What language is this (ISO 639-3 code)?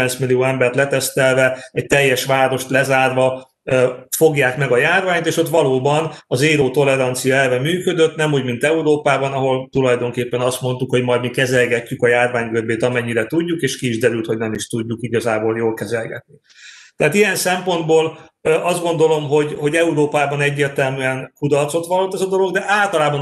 hun